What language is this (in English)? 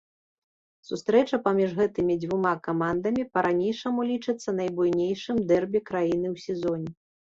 Belarusian